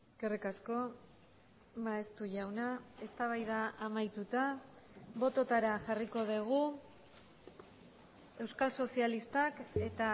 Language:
Basque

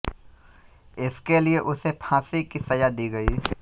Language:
Hindi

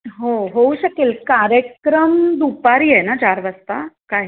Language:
Marathi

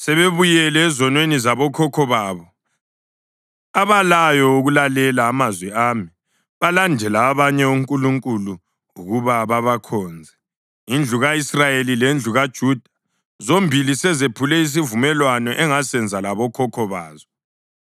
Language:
North Ndebele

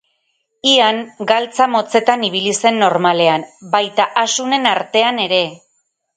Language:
Basque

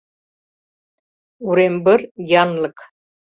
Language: Mari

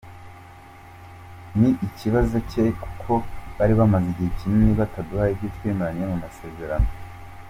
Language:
Kinyarwanda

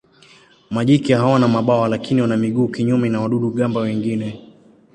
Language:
Swahili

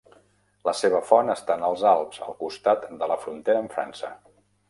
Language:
Catalan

